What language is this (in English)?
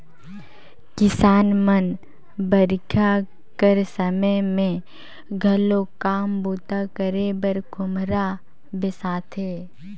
Chhattisgarhi